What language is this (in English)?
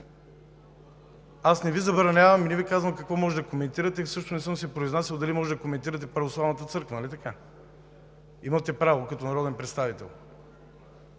Bulgarian